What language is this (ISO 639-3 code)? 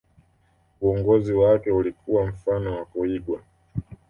swa